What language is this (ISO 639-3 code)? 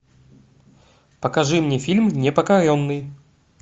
rus